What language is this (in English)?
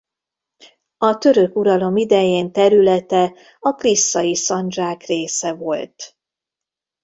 Hungarian